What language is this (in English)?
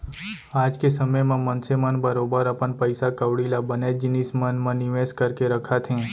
Chhattisgarhi